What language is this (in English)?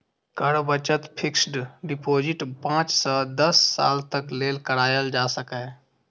Maithili